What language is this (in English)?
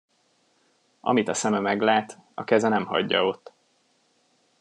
Hungarian